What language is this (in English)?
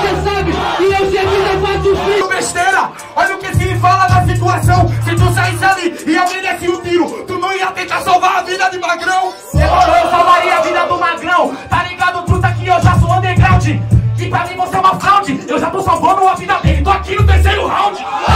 Portuguese